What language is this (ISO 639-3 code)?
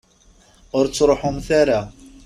kab